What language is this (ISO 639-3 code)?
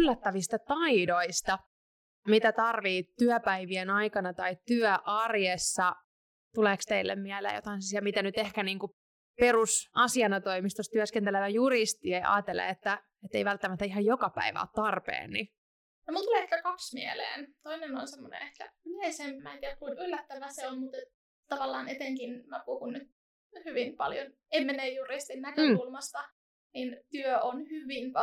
fin